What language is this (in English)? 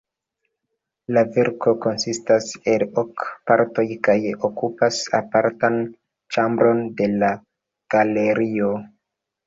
Esperanto